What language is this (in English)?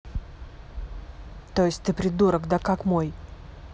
Russian